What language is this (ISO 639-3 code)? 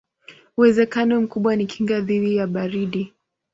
swa